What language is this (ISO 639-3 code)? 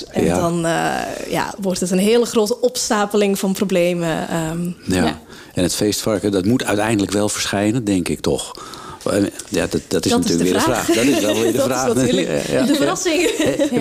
nld